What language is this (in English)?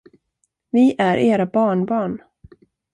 Swedish